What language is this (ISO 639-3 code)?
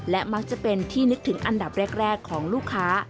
tha